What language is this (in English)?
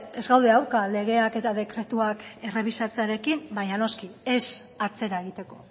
Basque